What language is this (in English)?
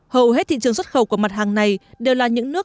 Vietnamese